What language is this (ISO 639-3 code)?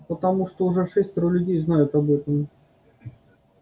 rus